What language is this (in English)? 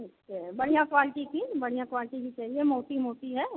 Hindi